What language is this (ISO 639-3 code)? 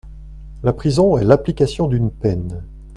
fra